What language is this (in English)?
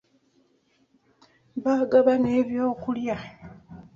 Ganda